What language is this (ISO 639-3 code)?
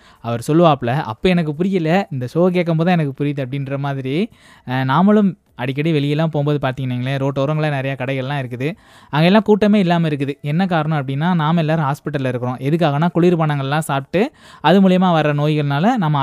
tam